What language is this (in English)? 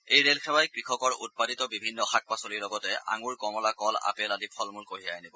Assamese